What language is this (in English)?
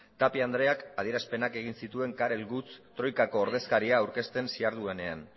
Basque